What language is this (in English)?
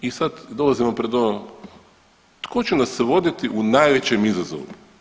Croatian